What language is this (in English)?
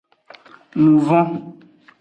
Aja (Benin)